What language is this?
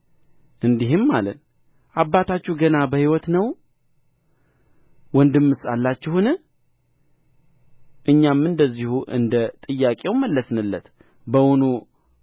Amharic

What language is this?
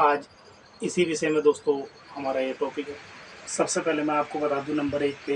Hindi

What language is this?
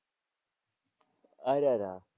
Gujarati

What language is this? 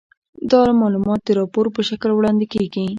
Pashto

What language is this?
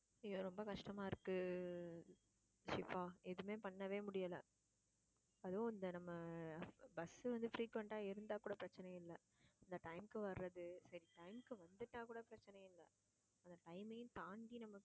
Tamil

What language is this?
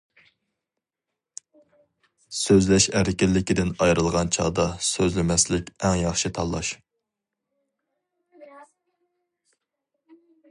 Uyghur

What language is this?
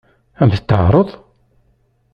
Kabyle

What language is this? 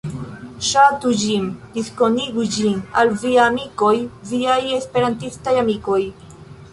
Esperanto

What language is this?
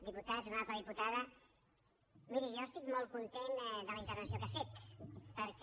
Catalan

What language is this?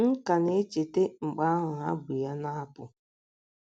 Igbo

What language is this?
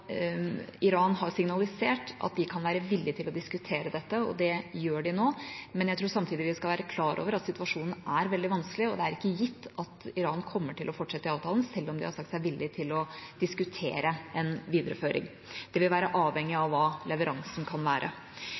Norwegian Bokmål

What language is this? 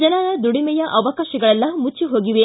Kannada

